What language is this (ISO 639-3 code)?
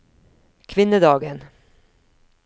nor